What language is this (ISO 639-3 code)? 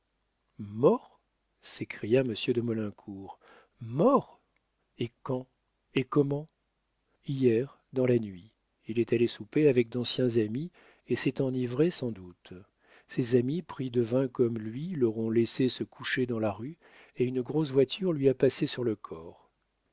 fra